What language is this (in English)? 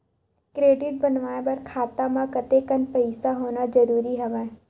Chhattisgarhi